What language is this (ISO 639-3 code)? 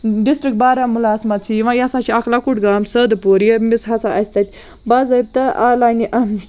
kas